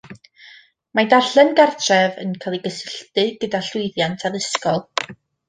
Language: Welsh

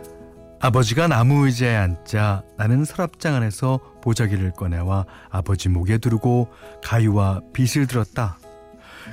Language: Korean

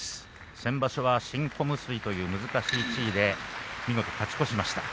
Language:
Japanese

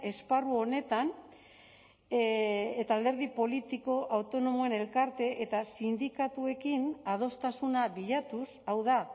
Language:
Basque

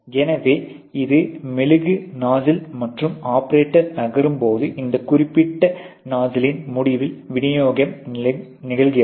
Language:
Tamil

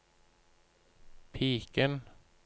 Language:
Norwegian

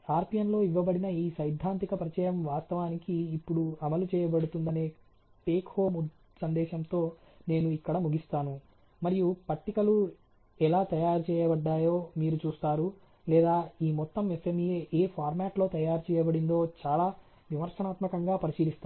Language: Telugu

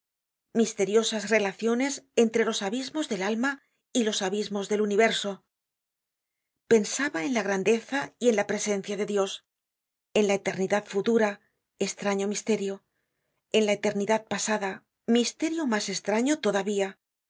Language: Spanish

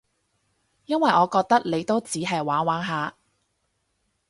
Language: Cantonese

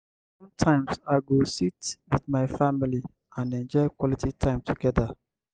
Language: Nigerian Pidgin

